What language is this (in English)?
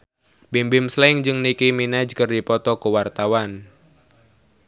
Sundanese